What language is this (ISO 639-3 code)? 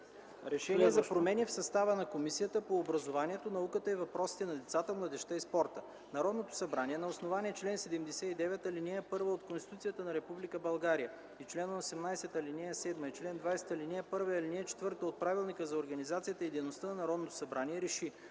bul